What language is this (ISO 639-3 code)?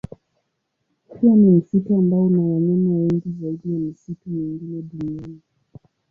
swa